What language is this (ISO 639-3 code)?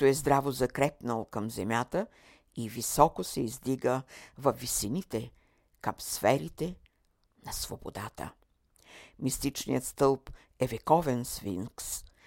bul